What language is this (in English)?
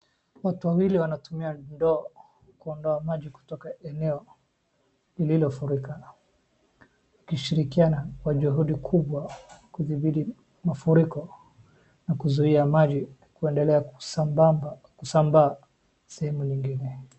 Swahili